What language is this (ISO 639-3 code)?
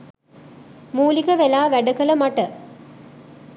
sin